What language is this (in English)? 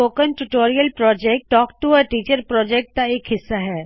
Punjabi